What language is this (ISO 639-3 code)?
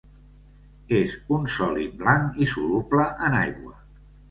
cat